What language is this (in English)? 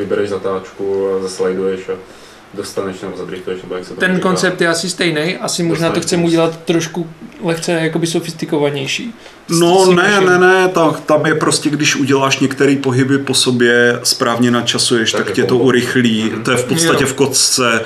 Czech